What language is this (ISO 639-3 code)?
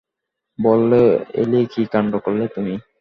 ben